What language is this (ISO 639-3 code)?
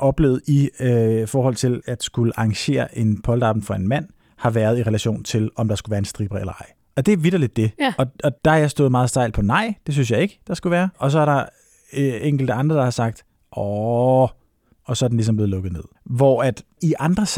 dan